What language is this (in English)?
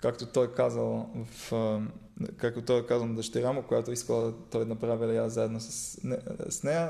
Bulgarian